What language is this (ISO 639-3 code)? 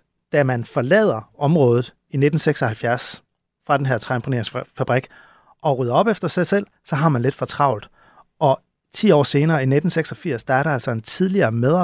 dan